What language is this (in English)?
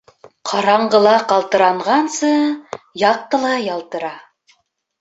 Bashkir